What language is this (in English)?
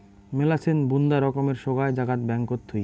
Bangla